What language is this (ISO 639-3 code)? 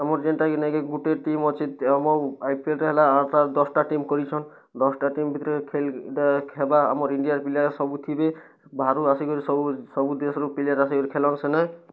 ori